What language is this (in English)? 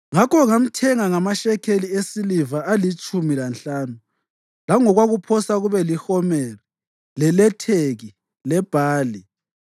North Ndebele